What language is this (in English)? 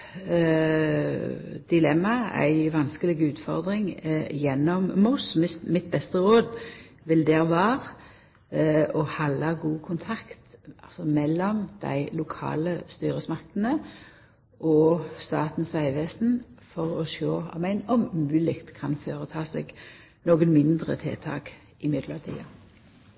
Norwegian Nynorsk